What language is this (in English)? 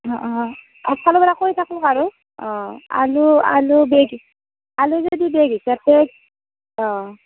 Assamese